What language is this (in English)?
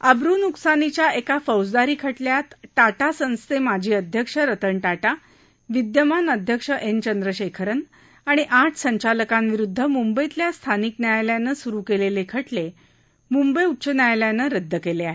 Marathi